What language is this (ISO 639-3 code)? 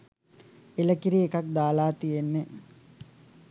sin